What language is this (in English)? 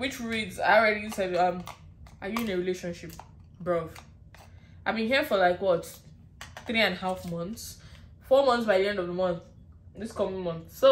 English